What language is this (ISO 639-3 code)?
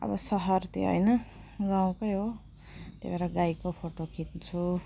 nep